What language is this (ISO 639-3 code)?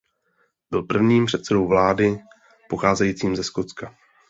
ces